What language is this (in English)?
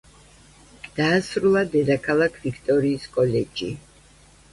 Georgian